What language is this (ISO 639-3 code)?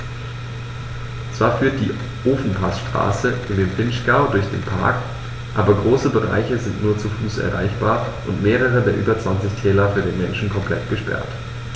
deu